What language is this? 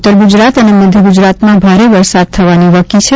Gujarati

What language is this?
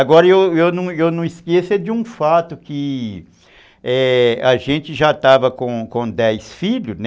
Portuguese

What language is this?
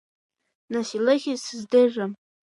Abkhazian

